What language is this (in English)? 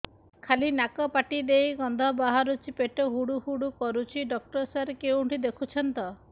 Odia